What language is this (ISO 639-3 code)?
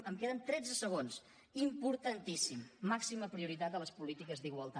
cat